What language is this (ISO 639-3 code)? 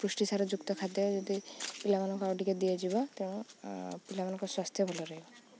ori